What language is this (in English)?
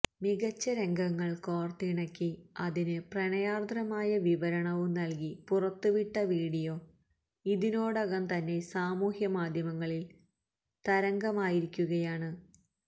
Malayalam